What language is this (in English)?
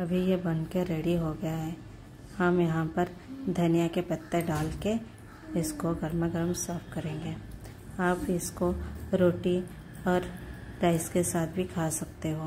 Hindi